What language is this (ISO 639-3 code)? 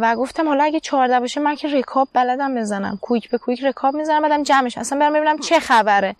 fas